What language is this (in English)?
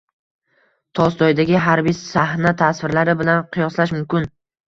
Uzbek